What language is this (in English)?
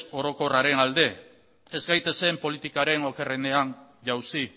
Basque